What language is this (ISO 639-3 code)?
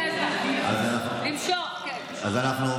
heb